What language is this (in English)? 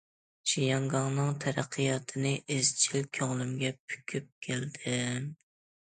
Uyghur